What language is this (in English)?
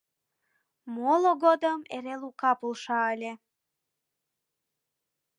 Mari